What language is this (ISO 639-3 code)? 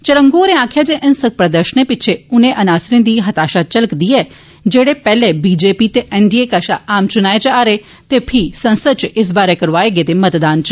doi